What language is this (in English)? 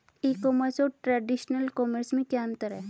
Hindi